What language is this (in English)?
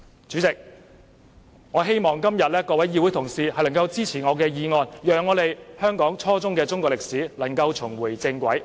Cantonese